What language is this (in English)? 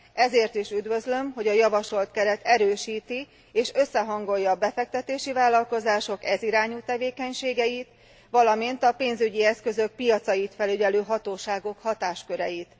Hungarian